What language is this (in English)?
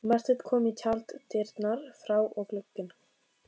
Icelandic